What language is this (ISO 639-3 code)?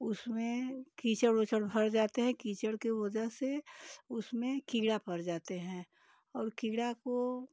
hin